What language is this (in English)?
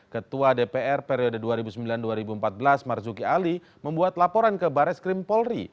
Indonesian